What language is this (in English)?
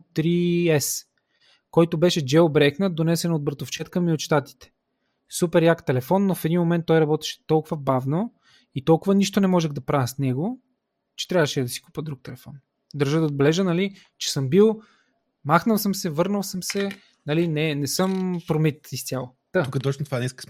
Bulgarian